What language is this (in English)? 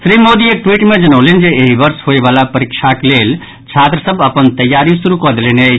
Maithili